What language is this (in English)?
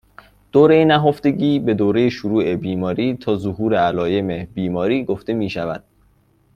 Persian